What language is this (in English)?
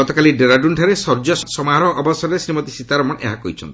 Odia